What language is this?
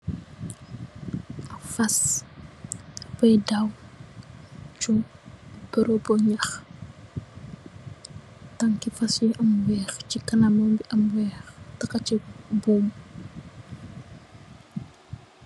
Wolof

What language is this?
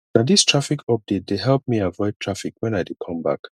Nigerian Pidgin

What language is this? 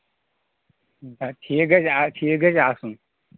Kashmiri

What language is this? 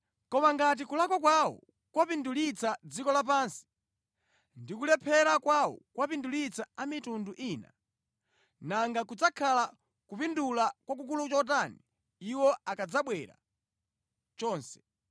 Nyanja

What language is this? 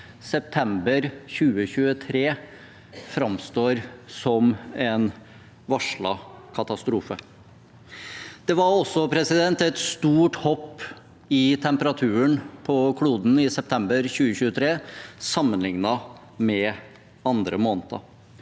Norwegian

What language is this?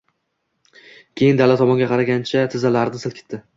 Uzbek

